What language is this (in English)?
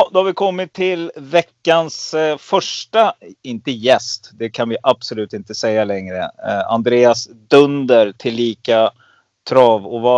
Swedish